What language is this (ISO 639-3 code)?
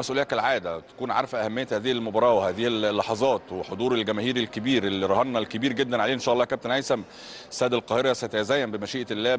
ara